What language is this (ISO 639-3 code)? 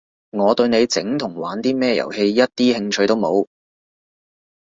yue